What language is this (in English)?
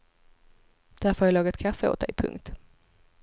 Swedish